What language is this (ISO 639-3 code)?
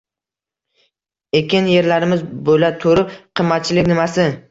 uzb